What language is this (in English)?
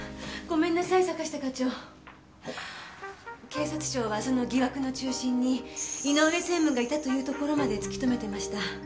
Japanese